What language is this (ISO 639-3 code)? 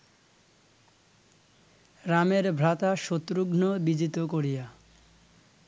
ben